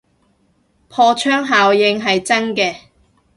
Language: Cantonese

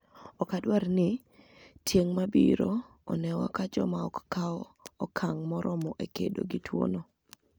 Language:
Luo (Kenya and Tanzania)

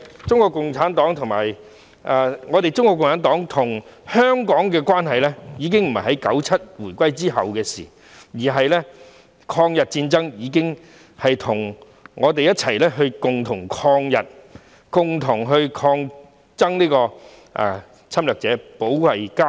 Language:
Cantonese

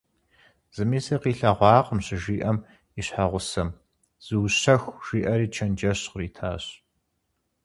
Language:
Kabardian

